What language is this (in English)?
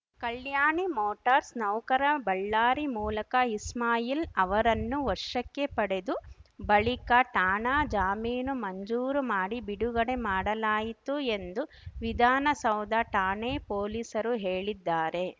Kannada